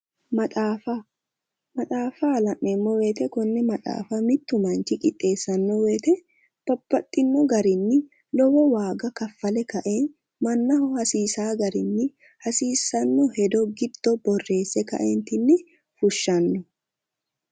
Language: Sidamo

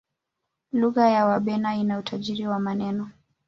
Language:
Swahili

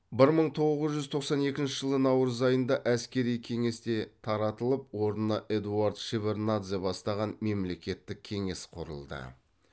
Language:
Kazakh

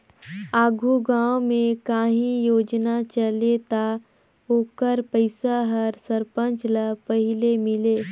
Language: Chhattisgarhi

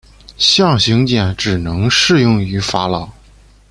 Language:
Chinese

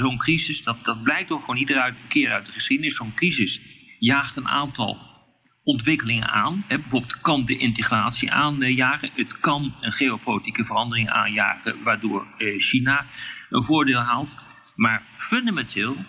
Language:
Dutch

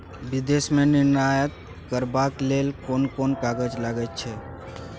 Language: Maithili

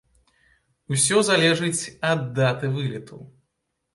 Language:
Belarusian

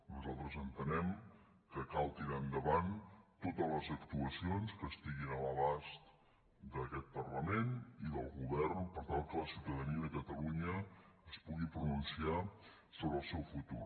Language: Catalan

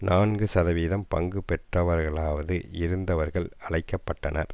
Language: Tamil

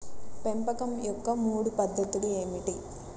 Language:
Telugu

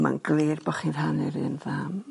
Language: Welsh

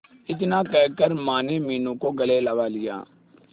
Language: Hindi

